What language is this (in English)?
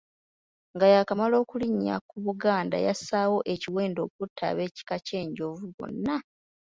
Ganda